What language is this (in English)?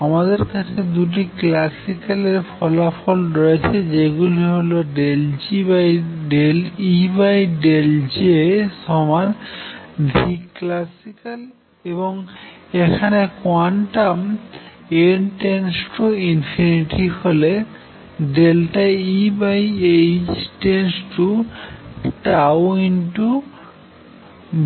Bangla